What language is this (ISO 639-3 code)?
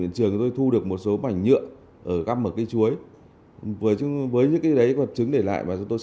vie